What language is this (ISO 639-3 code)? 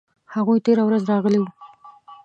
pus